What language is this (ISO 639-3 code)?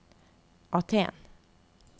nor